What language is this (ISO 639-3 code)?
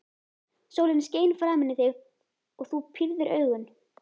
isl